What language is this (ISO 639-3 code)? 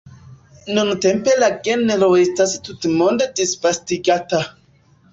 epo